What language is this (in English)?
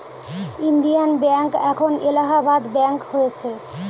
Bangla